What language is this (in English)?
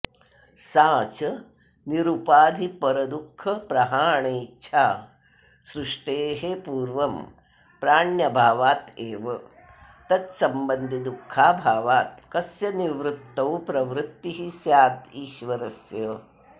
Sanskrit